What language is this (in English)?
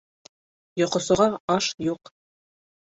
Bashkir